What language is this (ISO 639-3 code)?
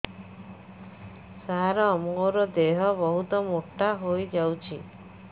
ori